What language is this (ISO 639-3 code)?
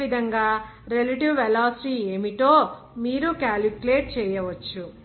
tel